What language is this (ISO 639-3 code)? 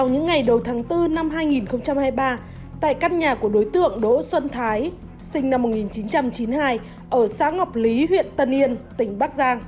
vie